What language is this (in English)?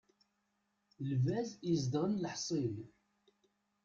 Kabyle